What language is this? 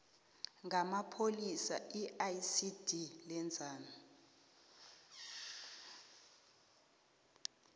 South Ndebele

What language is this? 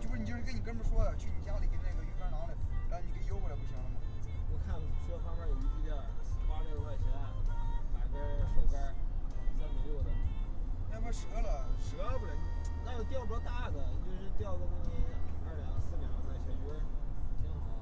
Chinese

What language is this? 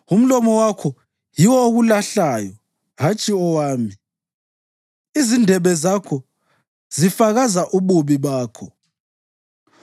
North Ndebele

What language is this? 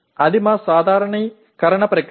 Telugu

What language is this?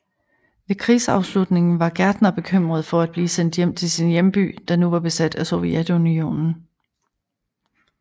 Danish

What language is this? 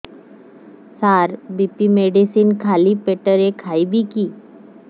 Odia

